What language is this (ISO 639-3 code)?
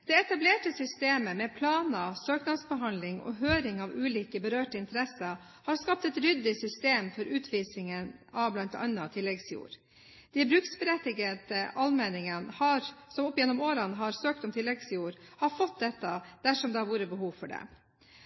nob